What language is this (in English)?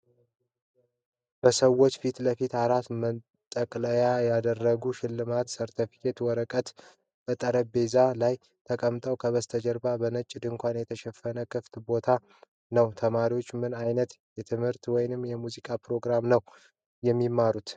Amharic